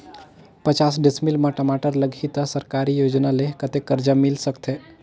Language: Chhattisgarhi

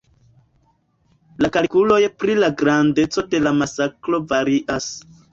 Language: Esperanto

